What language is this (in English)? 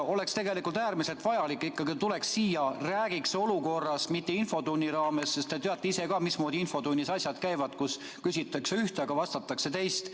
Estonian